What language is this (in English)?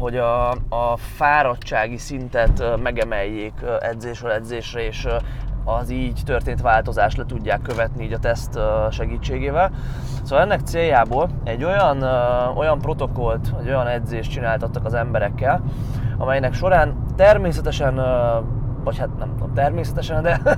Hungarian